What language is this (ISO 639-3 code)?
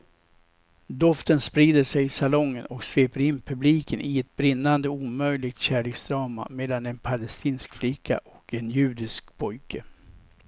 swe